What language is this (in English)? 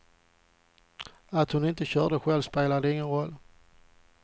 Swedish